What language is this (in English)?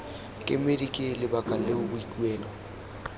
Tswana